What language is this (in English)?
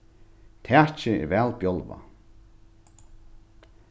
Faroese